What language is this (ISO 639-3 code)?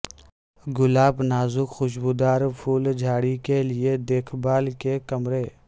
urd